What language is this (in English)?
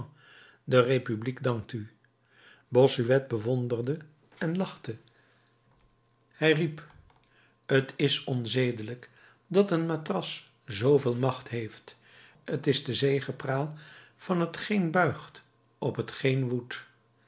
Dutch